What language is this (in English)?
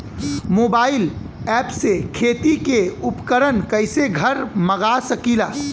Bhojpuri